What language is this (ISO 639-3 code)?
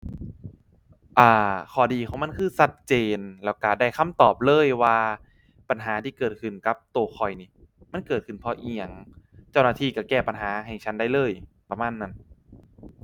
tha